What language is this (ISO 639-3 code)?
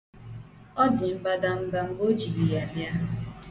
ibo